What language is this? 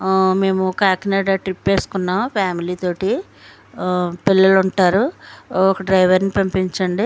Telugu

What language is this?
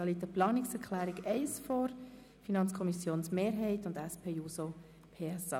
Swiss German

